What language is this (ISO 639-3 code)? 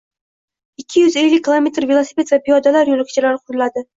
uzb